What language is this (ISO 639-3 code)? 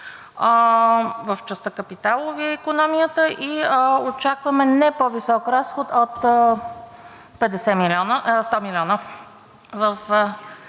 bul